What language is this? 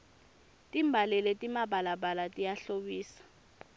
Swati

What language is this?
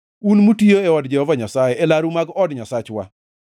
Luo (Kenya and Tanzania)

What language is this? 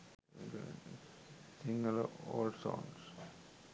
Sinhala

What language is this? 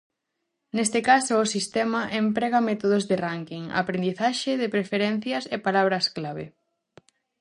Galician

